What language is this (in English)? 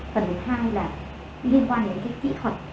Vietnamese